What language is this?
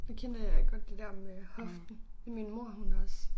Danish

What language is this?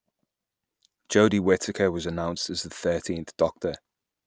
English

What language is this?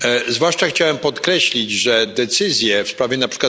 Polish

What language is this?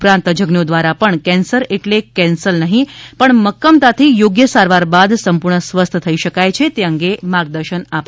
Gujarati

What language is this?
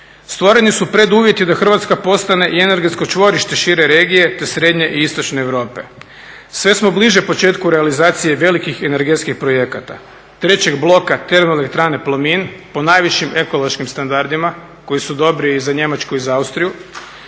Croatian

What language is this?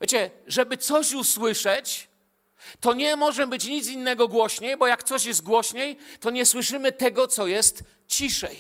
Polish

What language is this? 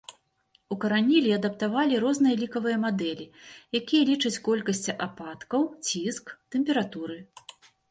Belarusian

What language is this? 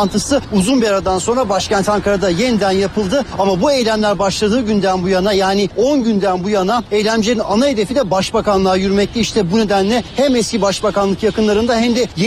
Turkish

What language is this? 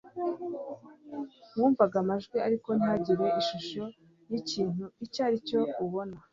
Kinyarwanda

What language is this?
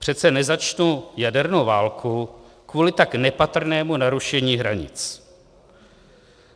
Czech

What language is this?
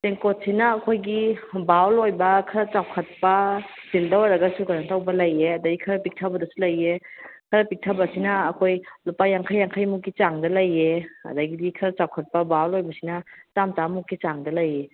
Manipuri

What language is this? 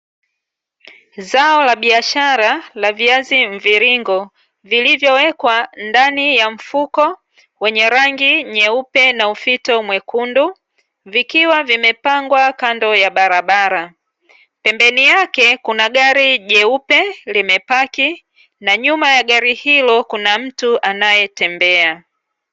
Swahili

